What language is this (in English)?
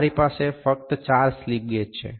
Gujarati